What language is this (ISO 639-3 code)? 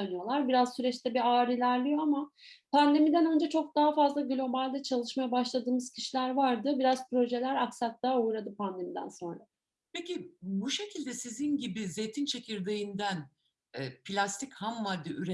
tur